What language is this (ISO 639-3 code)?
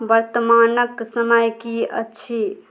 mai